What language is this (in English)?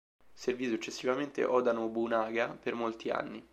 Italian